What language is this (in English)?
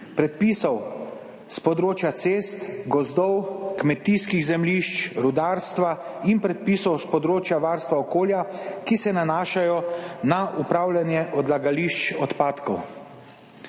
Slovenian